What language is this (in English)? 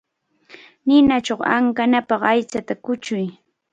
Cajatambo North Lima Quechua